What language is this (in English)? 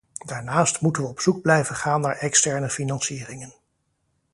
Dutch